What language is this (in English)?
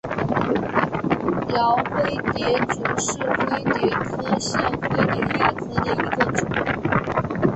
Chinese